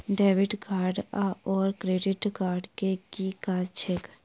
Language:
Maithili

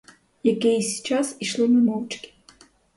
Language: Ukrainian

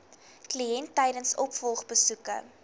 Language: Afrikaans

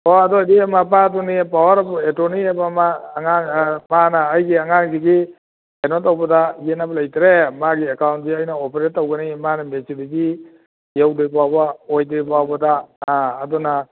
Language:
Manipuri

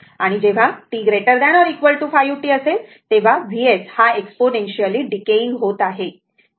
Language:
Marathi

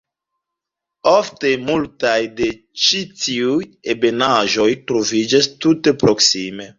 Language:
Esperanto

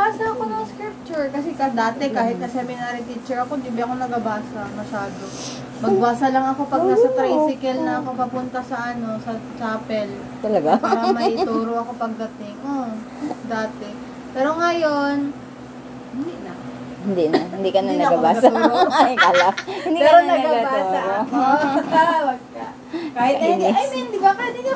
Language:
Filipino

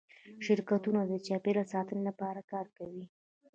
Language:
Pashto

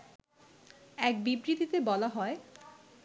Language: Bangla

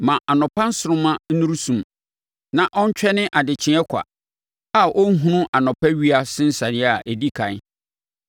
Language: Akan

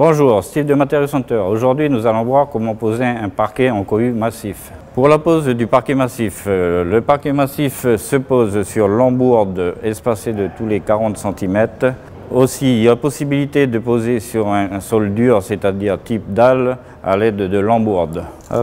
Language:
French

